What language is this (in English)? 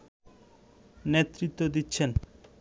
Bangla